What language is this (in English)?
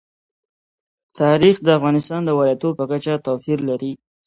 Pashto